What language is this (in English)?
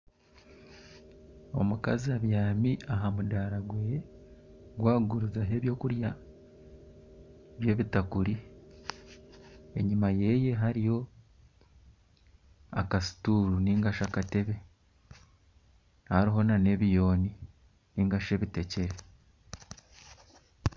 Nyankole